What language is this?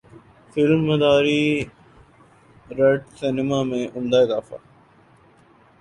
Urdu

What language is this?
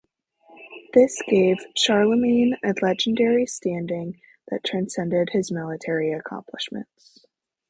English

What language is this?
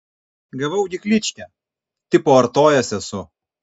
Lithuanian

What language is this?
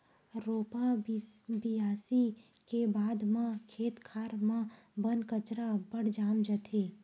Chhattisgarhi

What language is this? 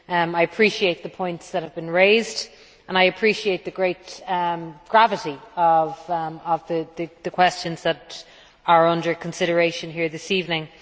English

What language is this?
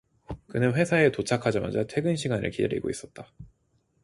Korean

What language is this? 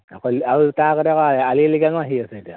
Assamese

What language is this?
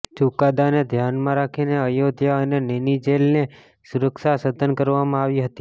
Gujarati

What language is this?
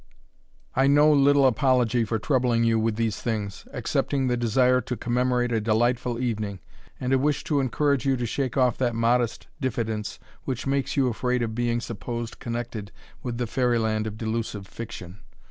English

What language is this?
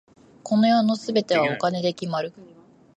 Japanese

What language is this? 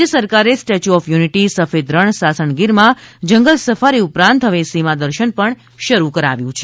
Gujarati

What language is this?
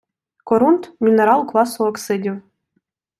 Ukrainian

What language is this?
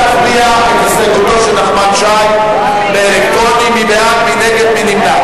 Hebrew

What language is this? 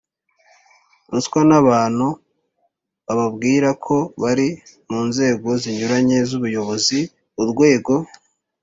Kinyarwanda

